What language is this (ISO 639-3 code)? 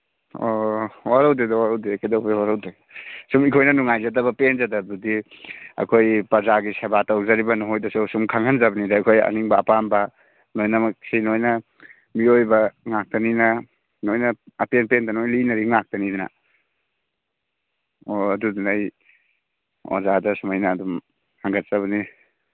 mni